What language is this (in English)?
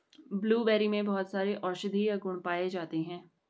Hindi